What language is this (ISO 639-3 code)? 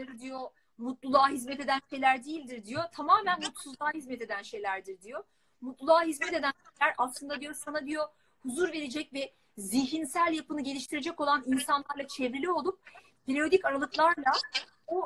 tur